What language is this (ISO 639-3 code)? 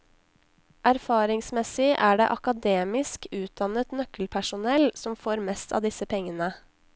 nor